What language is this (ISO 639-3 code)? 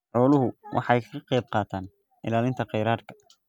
som